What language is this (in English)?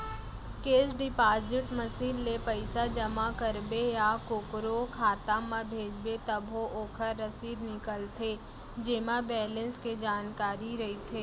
Chhattisgarhi